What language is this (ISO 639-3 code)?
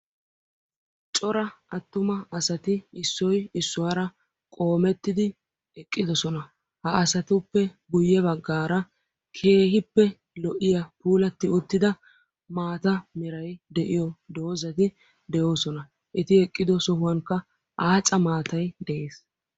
wal